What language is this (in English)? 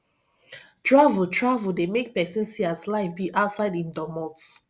Nigerian Pidgin